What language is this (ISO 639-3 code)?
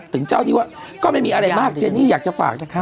tha